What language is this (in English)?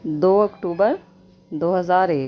Urdu